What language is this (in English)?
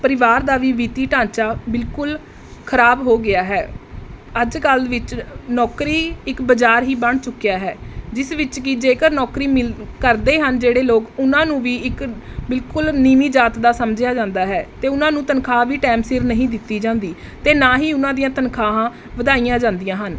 Punjabi